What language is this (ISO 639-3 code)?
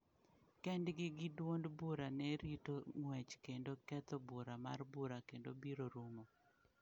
luo